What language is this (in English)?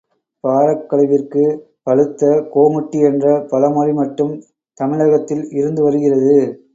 Tamil